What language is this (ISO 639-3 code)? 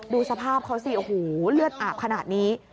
tha